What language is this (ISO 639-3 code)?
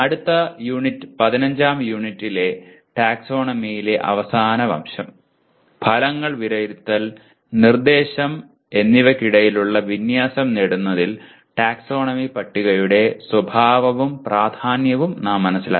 mal